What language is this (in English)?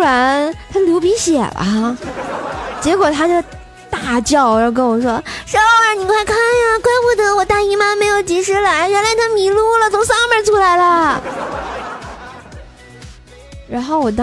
Chinese